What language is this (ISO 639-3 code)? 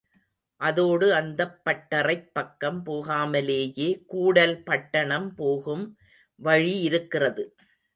tam